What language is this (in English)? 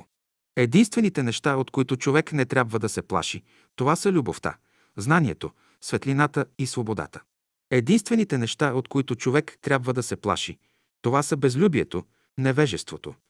Bulgarian